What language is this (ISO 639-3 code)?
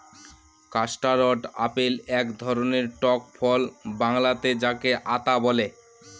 ben